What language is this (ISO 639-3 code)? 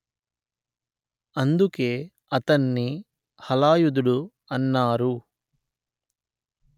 tel